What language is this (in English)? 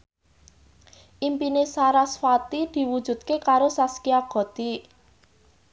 Javanese